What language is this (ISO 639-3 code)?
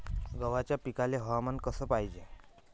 mar